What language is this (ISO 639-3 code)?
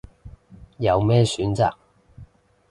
yue